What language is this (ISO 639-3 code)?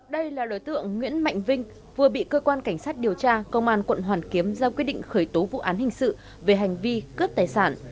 vie